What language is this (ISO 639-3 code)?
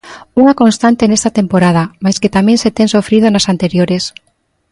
glg